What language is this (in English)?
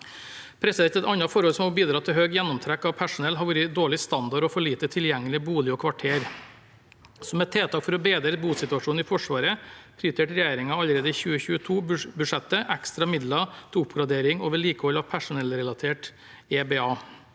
Norwegian